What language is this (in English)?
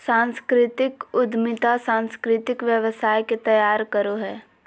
Magahi